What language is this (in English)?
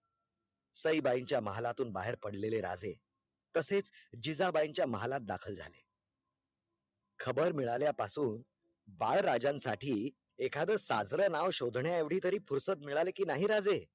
Marathi